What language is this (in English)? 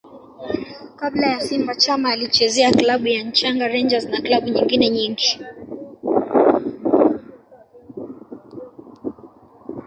Swahili